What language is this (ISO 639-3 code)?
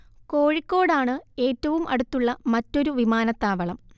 mal